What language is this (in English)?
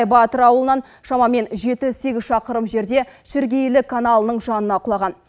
Kazakh